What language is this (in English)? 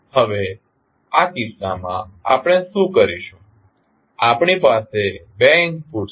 Gujarati